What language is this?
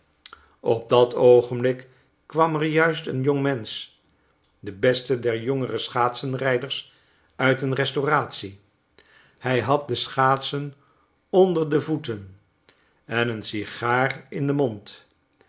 Dutch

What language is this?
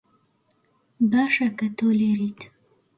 Central Kurdish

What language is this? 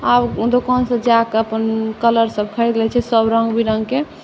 Maithili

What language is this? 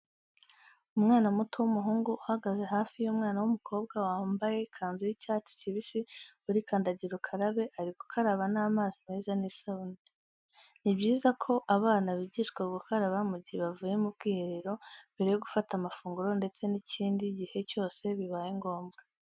Kinyarwanda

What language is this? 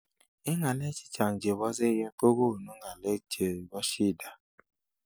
Kalenjin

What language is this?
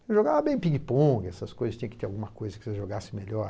Portuguese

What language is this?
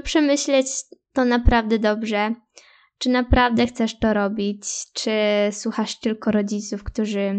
Polish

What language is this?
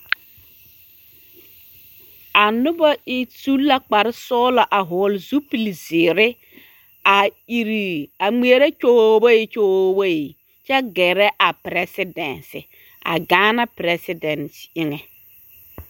Southern Dagaare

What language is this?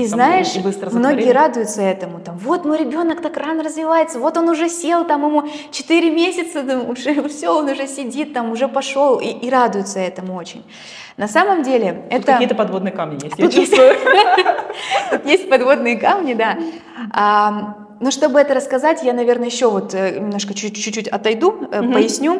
Russian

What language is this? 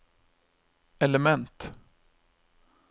Norwegian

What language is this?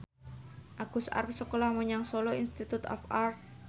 Javanese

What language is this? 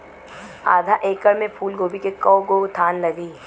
Bhojpuri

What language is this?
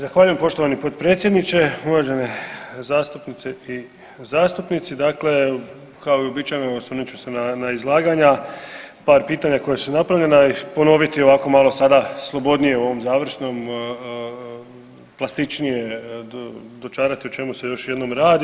Croatian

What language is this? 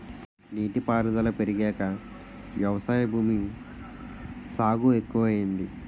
Telugu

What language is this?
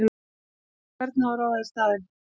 Icelandic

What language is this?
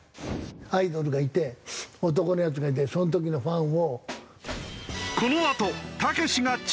Japanese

